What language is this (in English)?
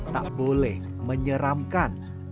Indonesian